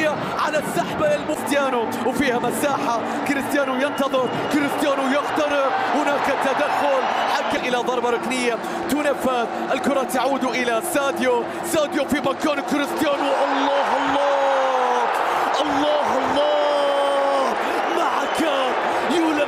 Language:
Arabic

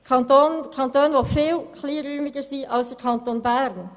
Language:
Swiss German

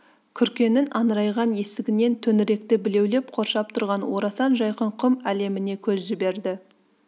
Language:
Kazakh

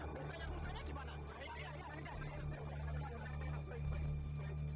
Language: Indonesian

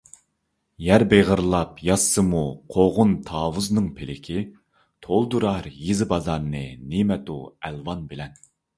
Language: Uyghur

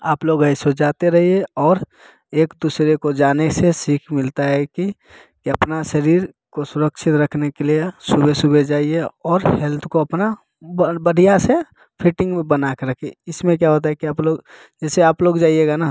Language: Hindi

